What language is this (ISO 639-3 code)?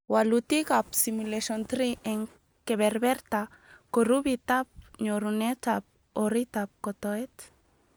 kln